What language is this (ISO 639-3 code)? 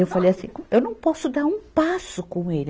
por